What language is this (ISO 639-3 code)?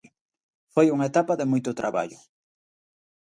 glg